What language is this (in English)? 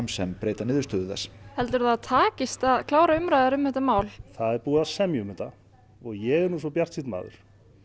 Icelandic